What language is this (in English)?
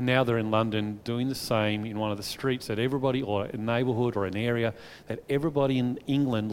English